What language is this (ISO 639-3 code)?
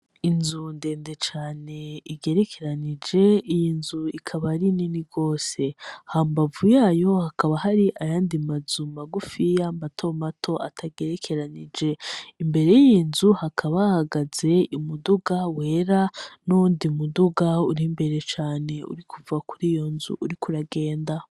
run